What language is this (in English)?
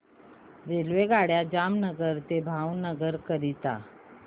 Marathi